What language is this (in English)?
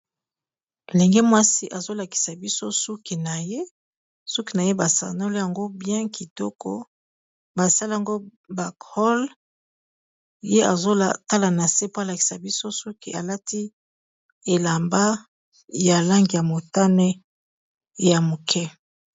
Lingala